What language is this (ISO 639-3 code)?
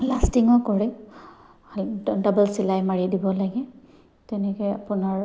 asm